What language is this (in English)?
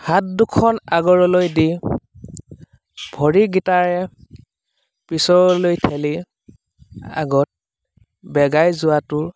Assamese